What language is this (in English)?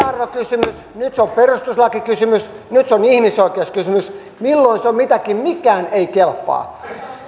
Finnish